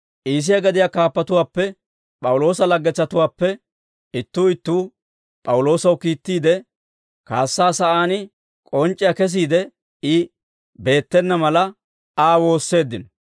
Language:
Dawro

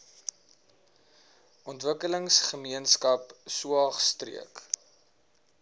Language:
Afrikaans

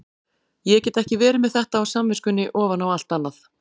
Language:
Icelandic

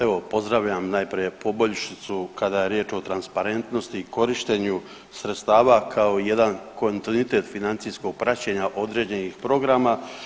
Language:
Croatian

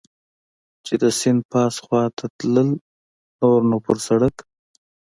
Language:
Pashto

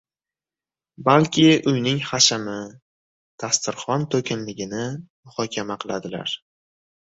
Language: Uzbek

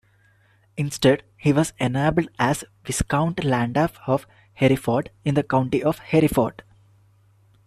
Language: English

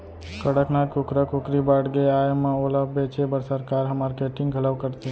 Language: Chhattisgarhi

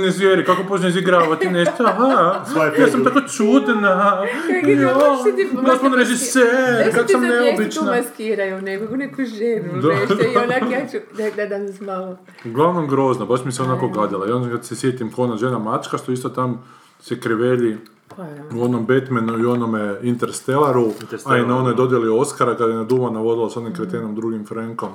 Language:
Croatian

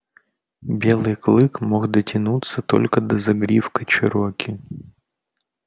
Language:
Russian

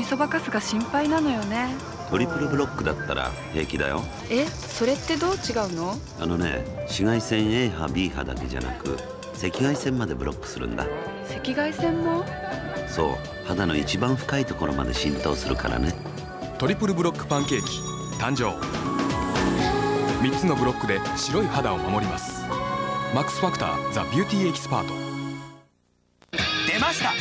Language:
Japanese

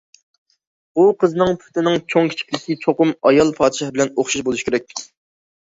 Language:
Uyghur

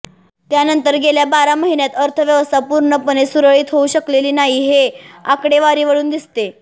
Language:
Marathi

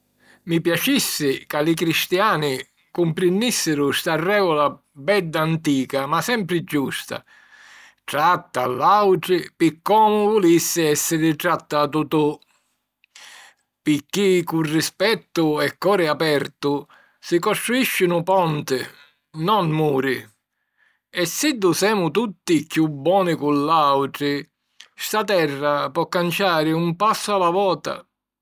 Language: Sicilian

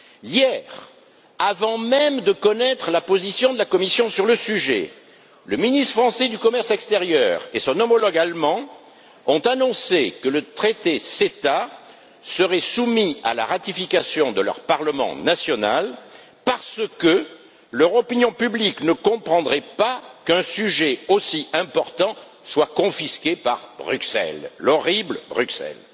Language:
French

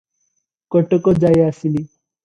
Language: Odia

